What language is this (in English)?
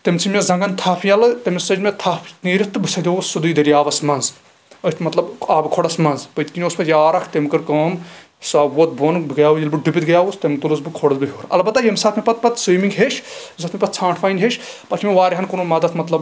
Kashmiri